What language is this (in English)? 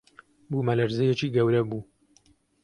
Central Kurdish